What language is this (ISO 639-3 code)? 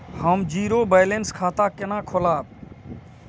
mai